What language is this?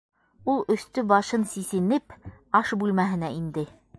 Bashkir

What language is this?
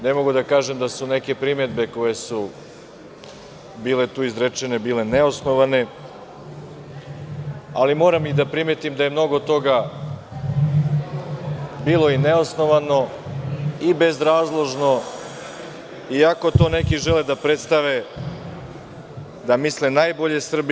Serbian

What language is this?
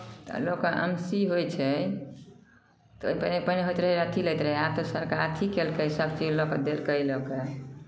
Maithili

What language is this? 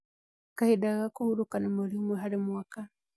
Kikuyu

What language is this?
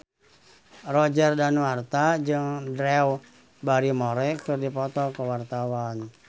Sundanese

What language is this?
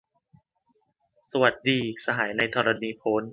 Thai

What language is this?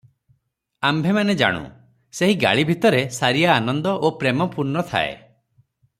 Odia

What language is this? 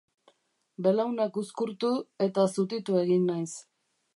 Basque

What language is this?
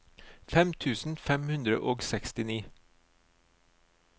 Norwegian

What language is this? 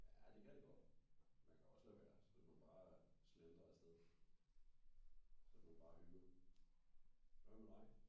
Danish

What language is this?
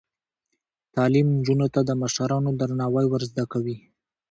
Pashto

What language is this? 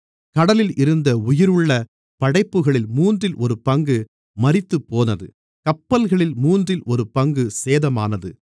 Tamil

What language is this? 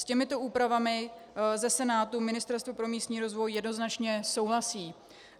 Czech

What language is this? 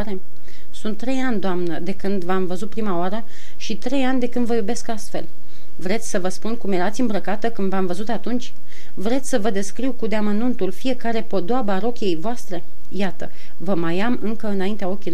Romanian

